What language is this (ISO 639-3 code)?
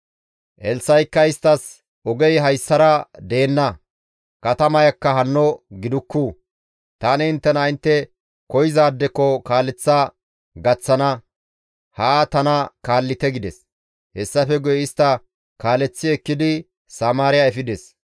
gmv